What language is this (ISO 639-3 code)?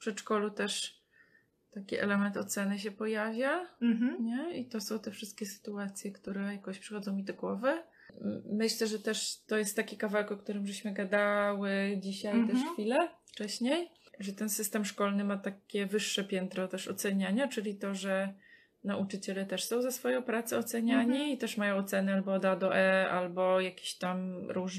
pol